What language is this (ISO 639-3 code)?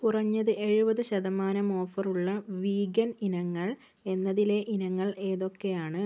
mal